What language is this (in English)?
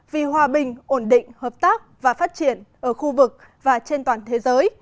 Vietnamese